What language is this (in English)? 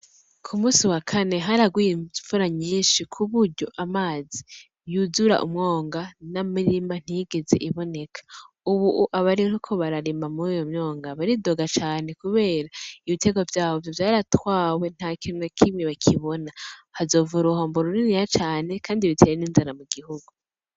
Rundi